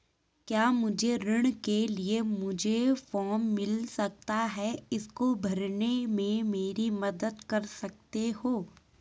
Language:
Hindi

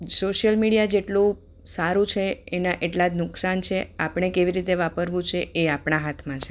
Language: Gujarati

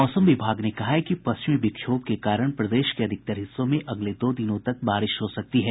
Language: Hindi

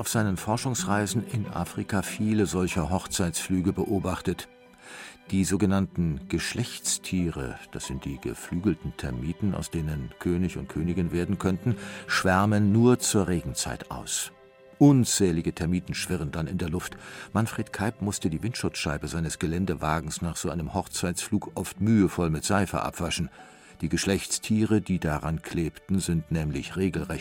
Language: German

